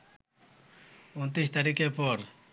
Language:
Bangla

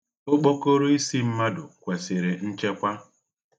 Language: Igbo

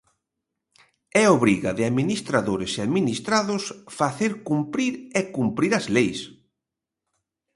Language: Galician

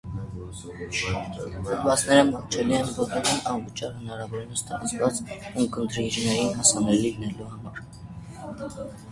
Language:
Armenian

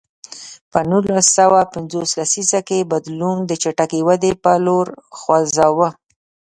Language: Pashto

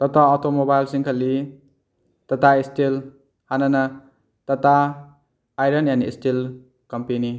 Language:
Manipuri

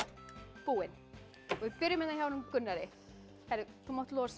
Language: Icelandic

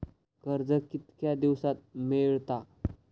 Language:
Marathi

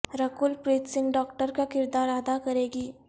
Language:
Urdu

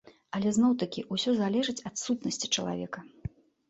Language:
Belarusian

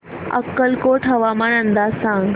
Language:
Marathi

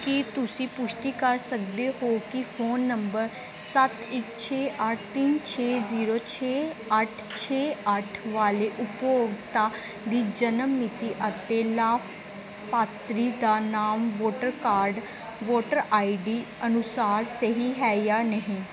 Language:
Punjabi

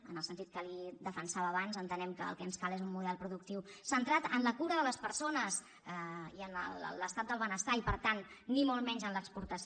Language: Catalan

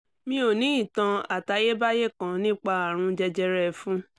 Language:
Yoruba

